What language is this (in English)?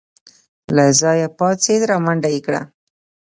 Pashto